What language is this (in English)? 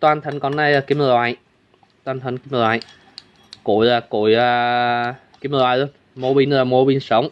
Vietnamese